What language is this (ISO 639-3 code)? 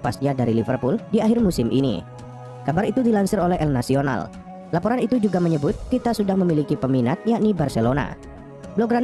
ind